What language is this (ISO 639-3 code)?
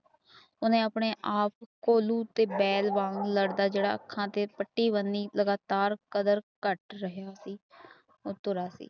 pan